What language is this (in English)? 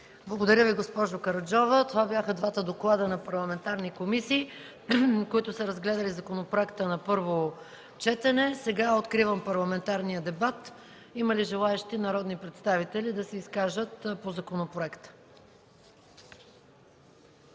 Bulgarian